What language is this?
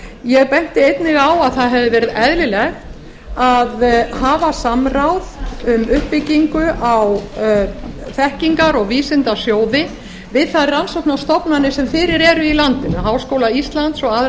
Icelandic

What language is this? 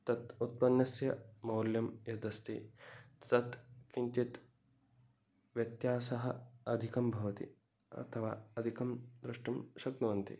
Sanskrit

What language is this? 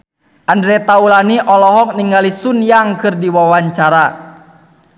Sundanese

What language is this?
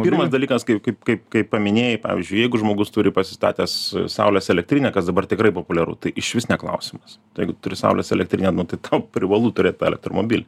Lithuanian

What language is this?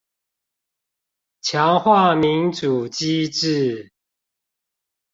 Chinese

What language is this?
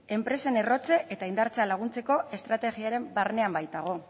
Basque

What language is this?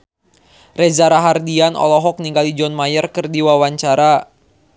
Sundanese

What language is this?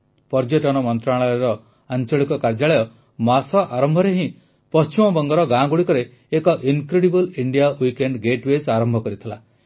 Odia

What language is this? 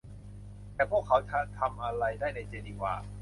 Thai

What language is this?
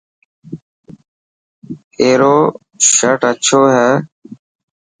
Dhatki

